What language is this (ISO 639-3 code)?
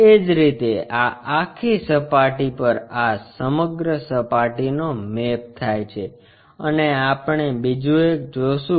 guj